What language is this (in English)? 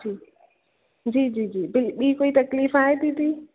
Sindhi